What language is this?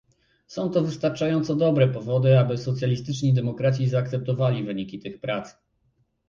Polish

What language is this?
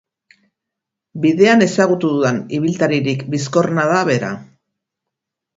Basque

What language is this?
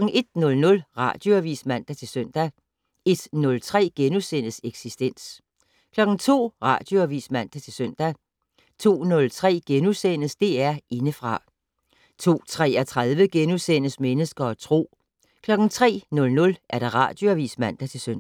Danish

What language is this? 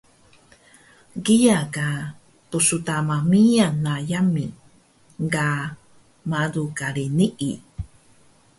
Taroko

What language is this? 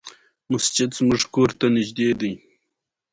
Pashto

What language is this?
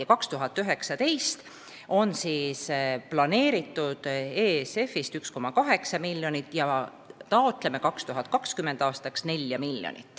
Estonian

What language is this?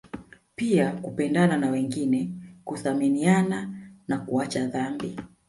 Swahili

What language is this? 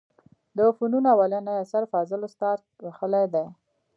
Pashto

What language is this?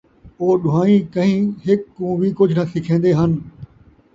Saraiki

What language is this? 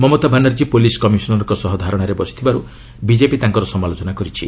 Odia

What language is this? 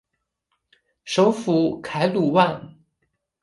Chinese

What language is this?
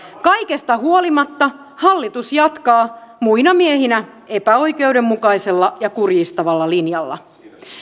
Finnish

